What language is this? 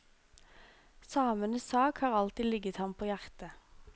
Norwegian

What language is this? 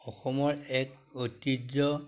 Assamese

